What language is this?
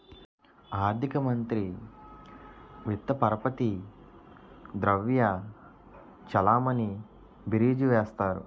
Telugu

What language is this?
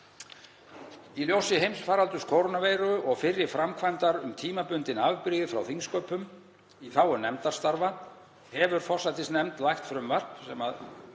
Icelandic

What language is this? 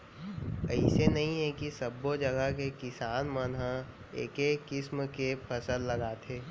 Chhattisgarhi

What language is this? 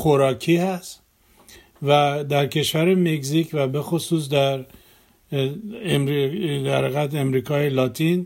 Persian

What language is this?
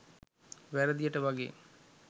Sinhala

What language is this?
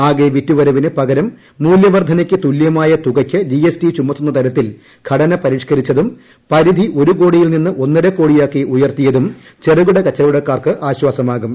Malayalam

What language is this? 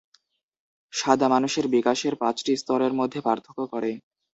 Bangla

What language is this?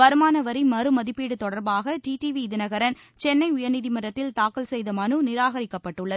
Tamil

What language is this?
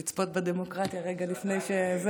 Hebrew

